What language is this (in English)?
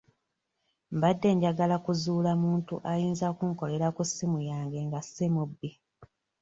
Ganda